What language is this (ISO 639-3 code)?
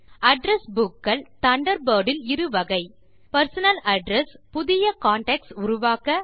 tam